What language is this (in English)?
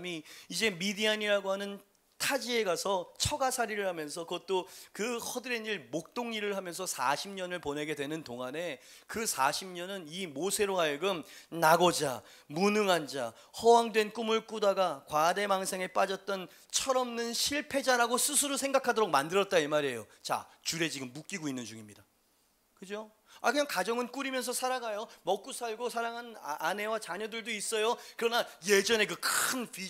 Korean